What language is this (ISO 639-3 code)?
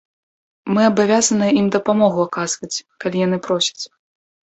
bel